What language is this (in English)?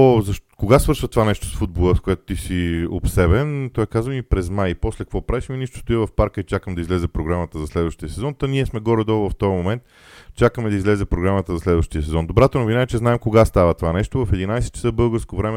Bulgarian